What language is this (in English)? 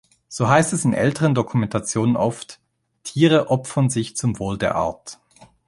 German